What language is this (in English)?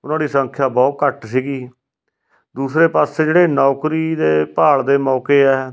Punjabi